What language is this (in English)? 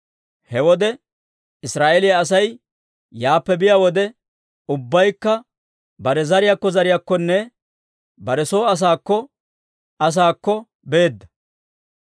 Dawro